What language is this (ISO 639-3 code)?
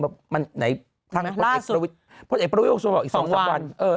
tha